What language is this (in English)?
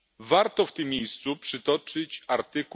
Polish